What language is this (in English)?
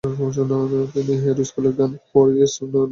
Bangla